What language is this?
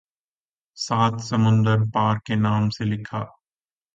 Urdu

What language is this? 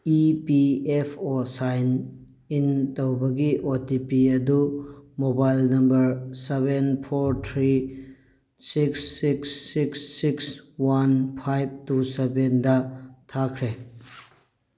Manipuri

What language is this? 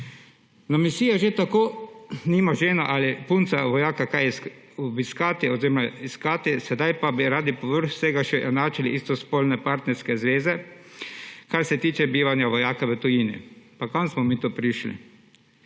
Slovenian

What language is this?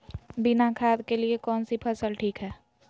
Magahi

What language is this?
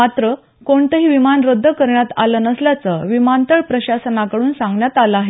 Marathi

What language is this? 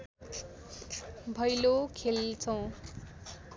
Nepali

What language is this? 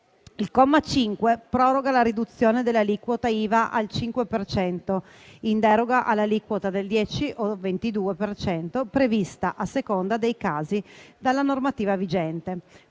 Italian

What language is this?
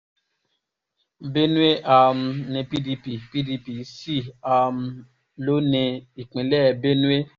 Yoruba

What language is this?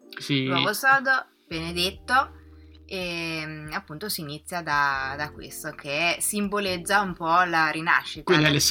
Italian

